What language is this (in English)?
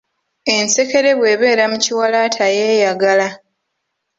Ganda